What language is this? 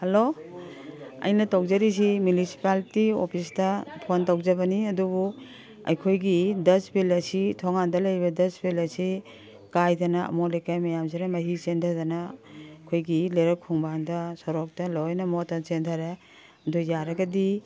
Manipuri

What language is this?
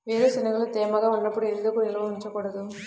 Telugu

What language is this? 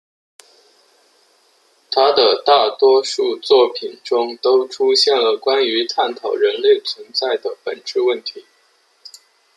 Chinese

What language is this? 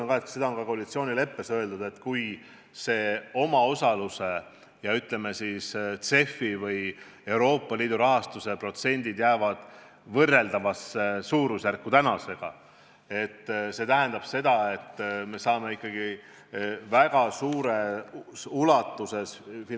Estonian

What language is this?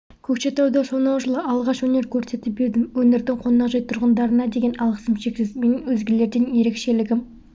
Kazakh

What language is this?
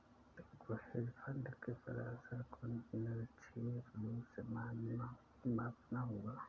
Hindi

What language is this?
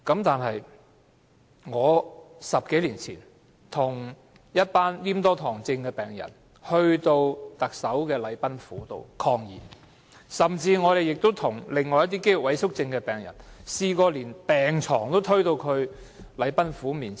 Cantonese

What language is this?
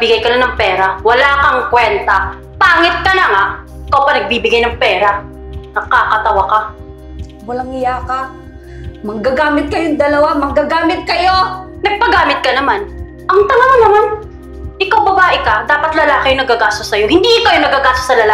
Filipino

